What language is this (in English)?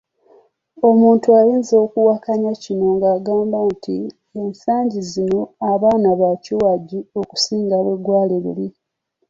Ganda